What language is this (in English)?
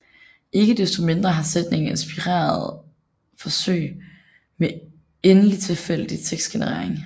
Danish